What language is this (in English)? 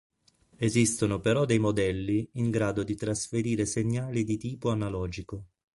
Italian